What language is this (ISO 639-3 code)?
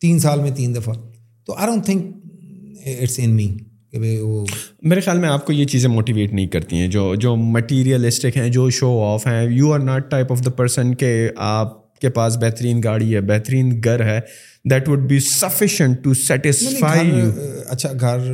urd